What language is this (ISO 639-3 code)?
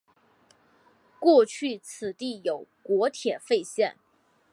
zho